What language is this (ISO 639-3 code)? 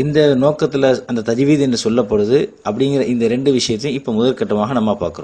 hin